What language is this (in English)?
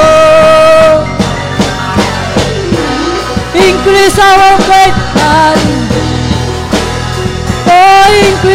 Filipino